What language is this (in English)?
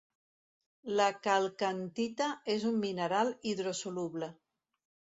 Catalan